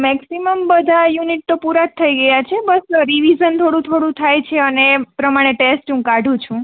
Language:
Gujarati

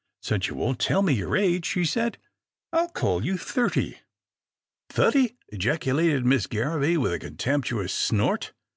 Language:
English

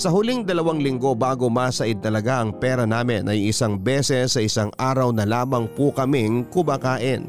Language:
Filipino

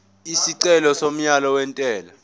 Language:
Zulu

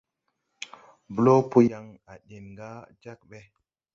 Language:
Tupuri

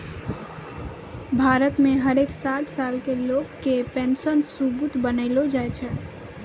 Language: Maithili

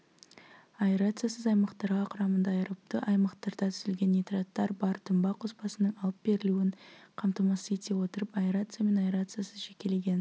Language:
Kazakh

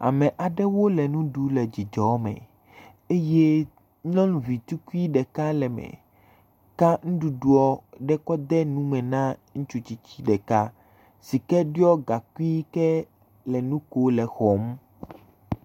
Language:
Ewe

